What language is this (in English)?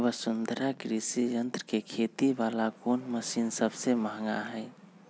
Magahi